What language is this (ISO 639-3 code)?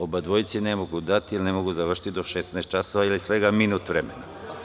srp